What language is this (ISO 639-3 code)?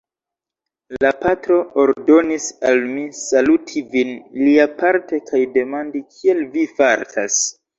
epo